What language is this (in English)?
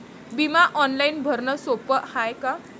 Marathi